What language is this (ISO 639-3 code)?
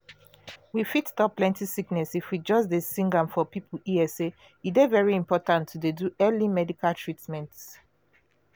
pcm